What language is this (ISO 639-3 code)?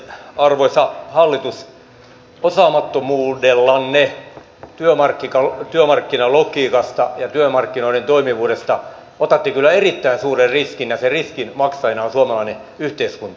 fin